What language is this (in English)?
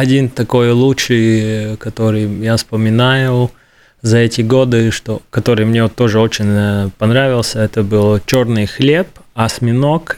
Russian